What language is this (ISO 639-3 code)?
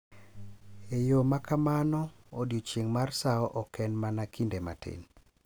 luo